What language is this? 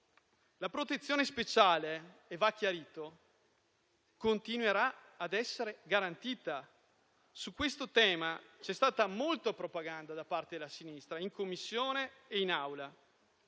Italian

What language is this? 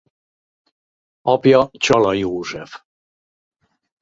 Hungarian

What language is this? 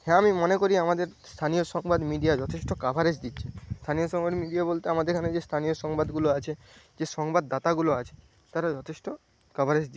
Bangla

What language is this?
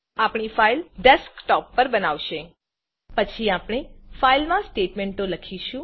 Gujarati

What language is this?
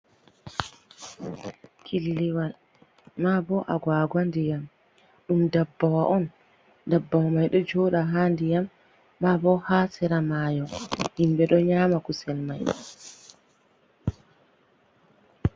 Fula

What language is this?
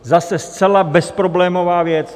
Czech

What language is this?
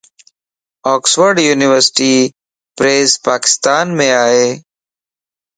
Lasi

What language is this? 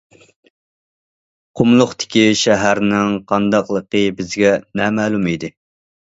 Uyghur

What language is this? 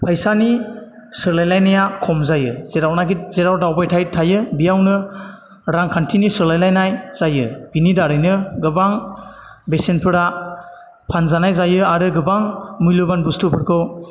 Bodo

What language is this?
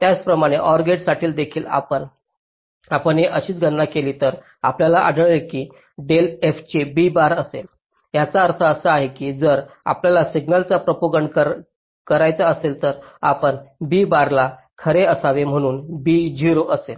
Marathi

